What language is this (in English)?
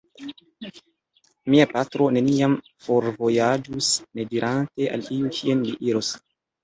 Esperanto